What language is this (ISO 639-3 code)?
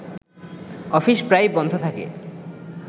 ben